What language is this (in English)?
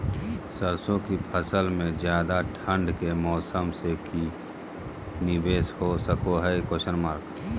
Magahi